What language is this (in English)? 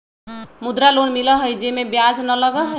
Magahi